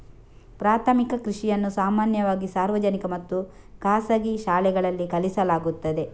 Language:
Kannada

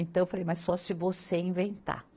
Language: Portuguese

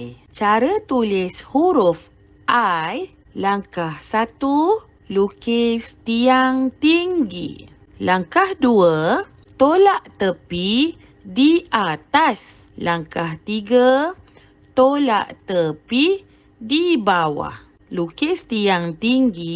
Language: Malay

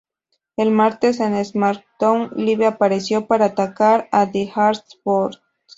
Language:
Spanish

